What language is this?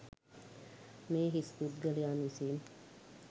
Sinhala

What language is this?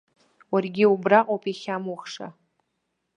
Abkhazian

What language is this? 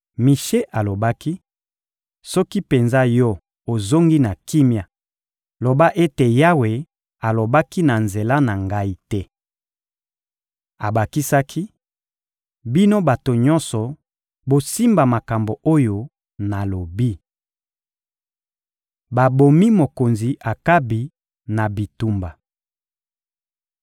Lingala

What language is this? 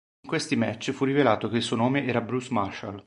Italian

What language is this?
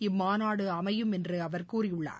Tamil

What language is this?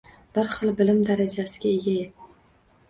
Uzbek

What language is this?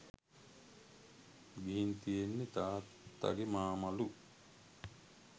Sinhala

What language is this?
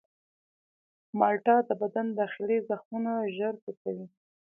Pashto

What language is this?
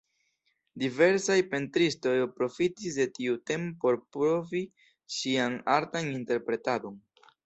Esperanto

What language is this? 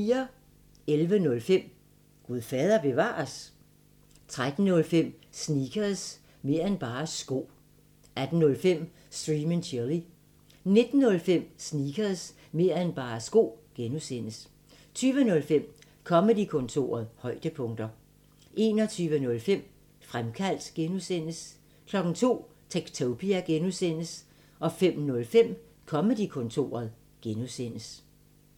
Danish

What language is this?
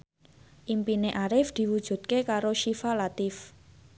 Javanese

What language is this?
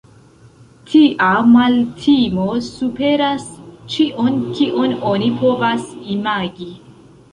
Esperanto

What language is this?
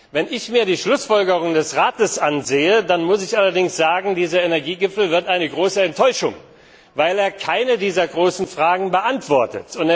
German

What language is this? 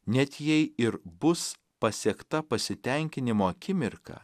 Lithuanian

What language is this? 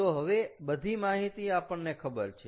Gujarati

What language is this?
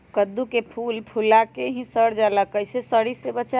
Magahi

